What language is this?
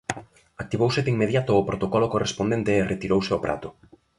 Galician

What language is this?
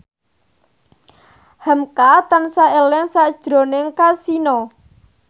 Javanese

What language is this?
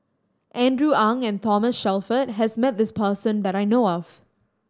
English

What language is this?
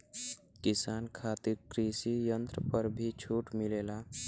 Bhojpuri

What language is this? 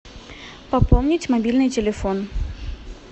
Russian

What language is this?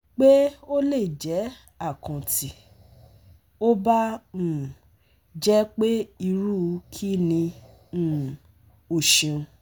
Yoruba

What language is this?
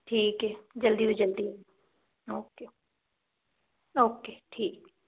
Punjabi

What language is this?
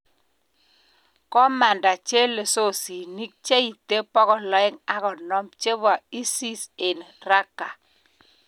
Kalenjin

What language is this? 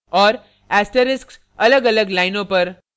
Hindi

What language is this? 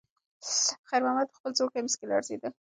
Pashto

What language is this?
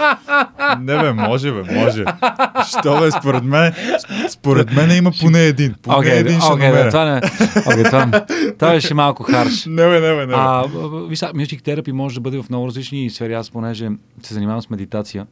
Bulgarian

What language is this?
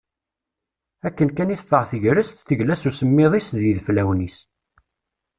Kabyle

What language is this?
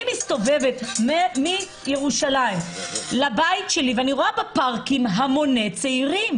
Hebrew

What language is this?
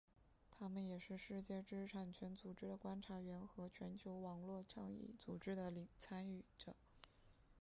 Chinese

